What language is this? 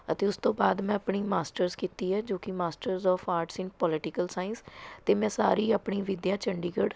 Punjabi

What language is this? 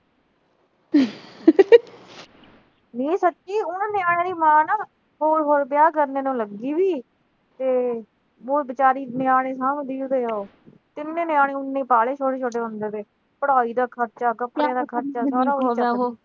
Punjabi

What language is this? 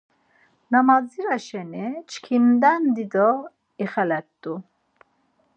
Laz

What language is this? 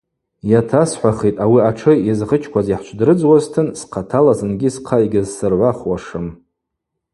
Abaza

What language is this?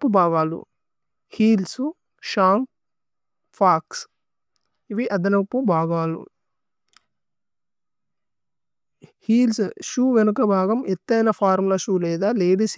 Tulu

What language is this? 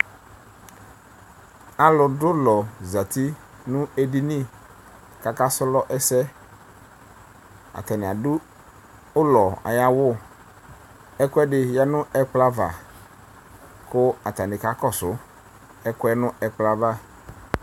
Ikposo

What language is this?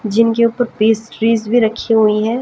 Hindi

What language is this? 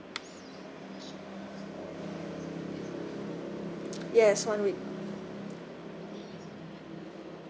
English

